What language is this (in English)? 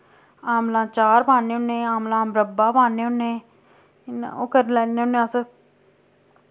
Dogri